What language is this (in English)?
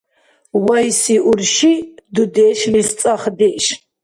Dargwa